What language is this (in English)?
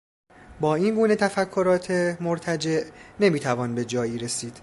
Persian